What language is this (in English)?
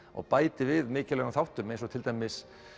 Icelandic